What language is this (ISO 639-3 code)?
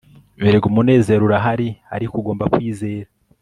kin